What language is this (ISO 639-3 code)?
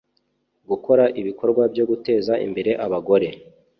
kin